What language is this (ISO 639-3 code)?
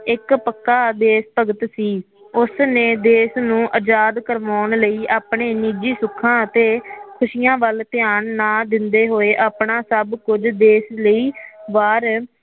pan